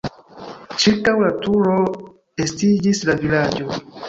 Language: Esperanto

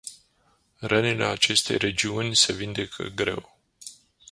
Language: Romanian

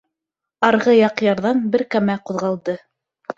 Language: Bashkir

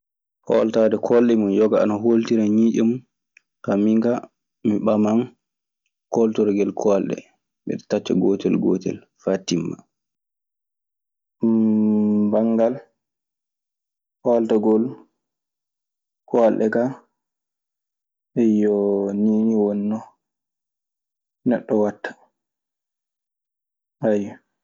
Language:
Maasina Fulfulde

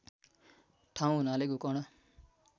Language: Nepali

